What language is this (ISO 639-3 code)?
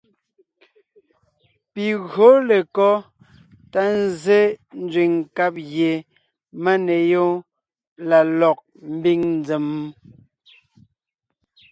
nnh